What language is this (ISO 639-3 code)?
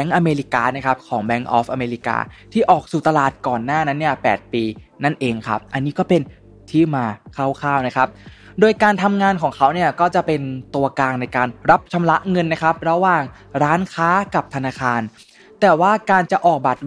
tha